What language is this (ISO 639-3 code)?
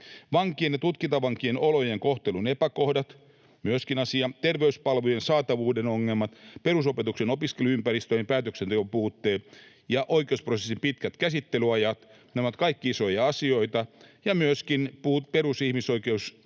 fin